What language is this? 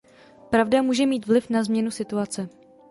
Czech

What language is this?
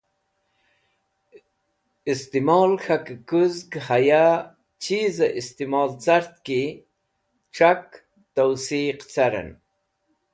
Wakhi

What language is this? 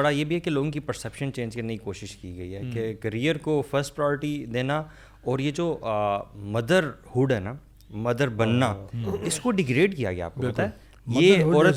Urdu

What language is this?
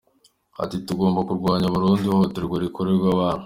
Kinyarwanda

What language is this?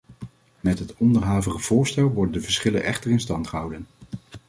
Dutch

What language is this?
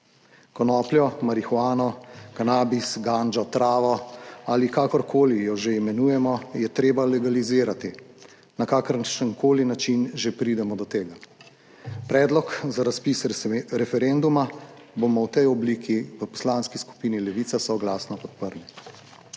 Slovenian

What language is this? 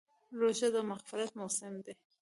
Pashto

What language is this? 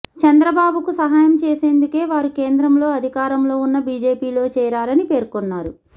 Telugu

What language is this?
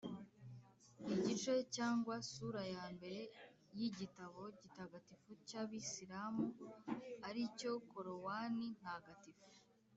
Kinyarwanda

